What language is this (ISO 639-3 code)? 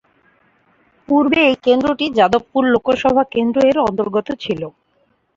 ben